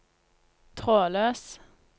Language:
Norwegian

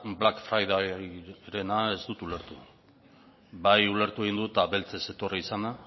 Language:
Basque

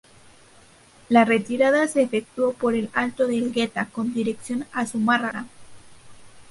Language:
Spanish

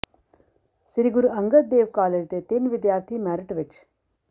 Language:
Punjabi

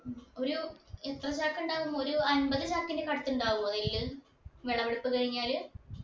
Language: Malayalam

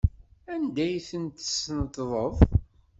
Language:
Kabyle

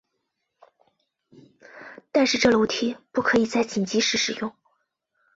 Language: Chinese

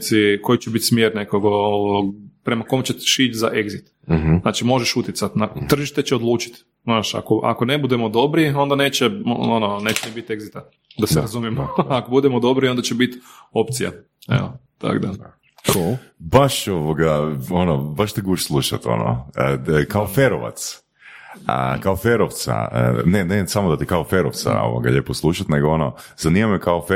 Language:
Croatian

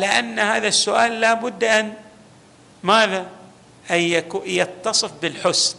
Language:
Arabic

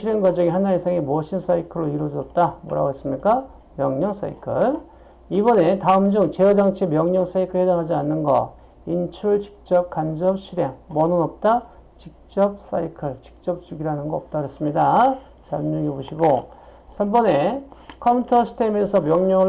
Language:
Korean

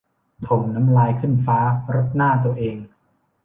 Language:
Thai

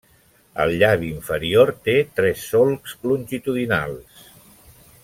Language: Catalan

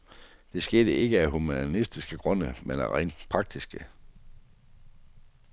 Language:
Danish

